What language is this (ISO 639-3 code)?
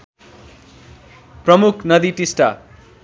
nep